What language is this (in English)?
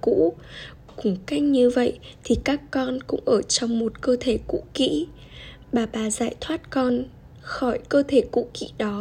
Vietnamese